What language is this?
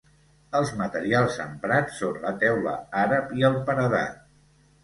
Catalan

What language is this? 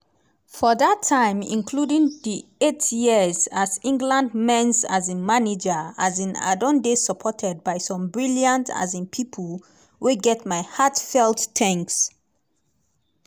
Nigerian Pidgin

